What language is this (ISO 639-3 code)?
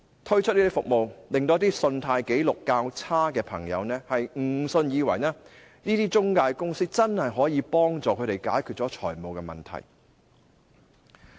yue